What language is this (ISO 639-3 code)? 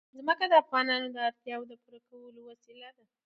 pus